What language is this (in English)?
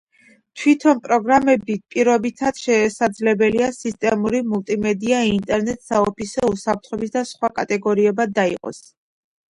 Georgian